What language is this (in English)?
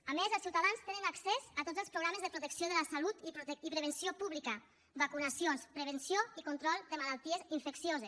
Catalan